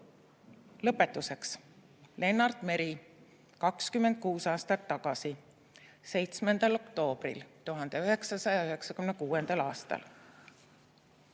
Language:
Estonian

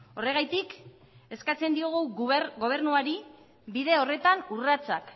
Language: Basque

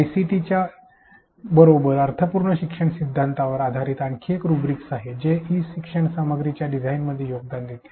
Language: Marathi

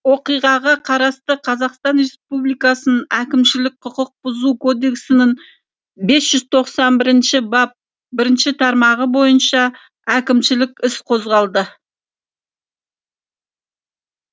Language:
Kazakh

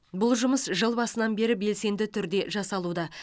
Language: Kazakh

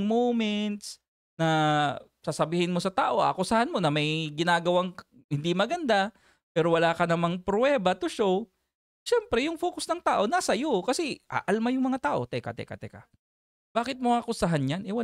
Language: Filipino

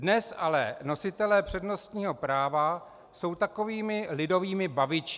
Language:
Czech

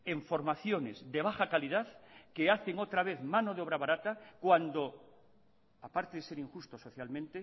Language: Spanish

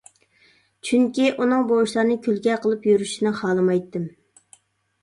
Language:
Uyghur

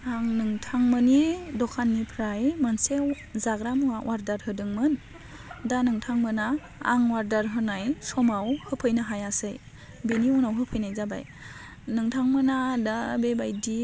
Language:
Bodo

